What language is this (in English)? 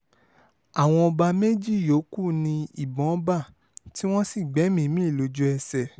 Yoruba